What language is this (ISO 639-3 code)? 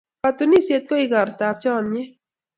kln